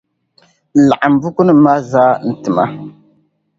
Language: Dagbani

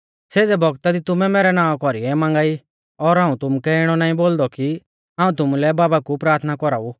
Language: Mahasu Pahari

